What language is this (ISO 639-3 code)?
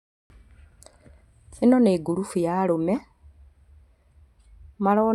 kik